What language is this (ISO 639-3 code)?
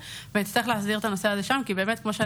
heb